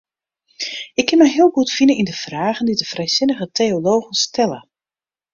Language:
Western Frisian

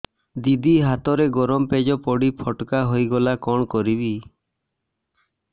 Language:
Odia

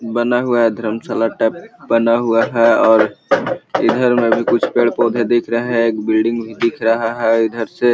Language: Magahi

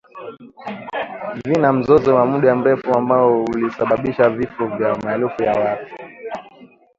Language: Swahili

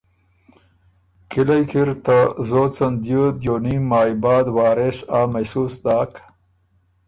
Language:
Ormuri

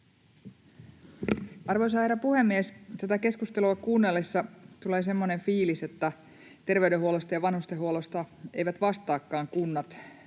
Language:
Finnish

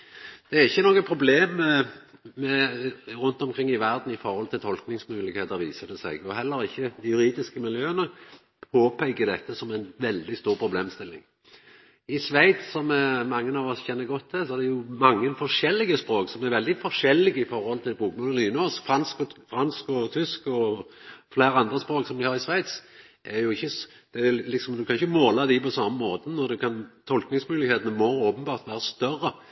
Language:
Norwegian Nynorsk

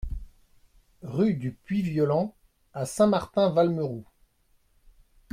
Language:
French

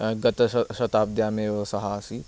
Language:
Sanskrit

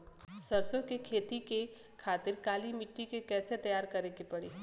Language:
Bhojpuri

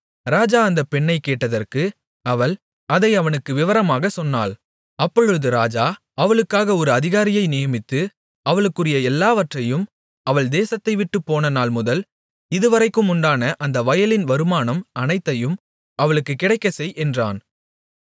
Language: Tamil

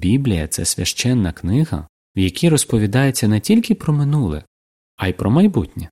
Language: Ukrainian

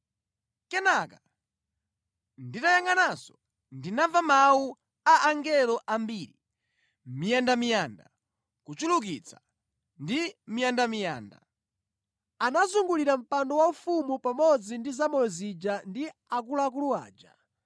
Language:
Nyanja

